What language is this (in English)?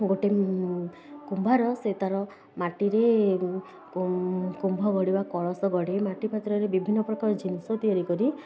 Odia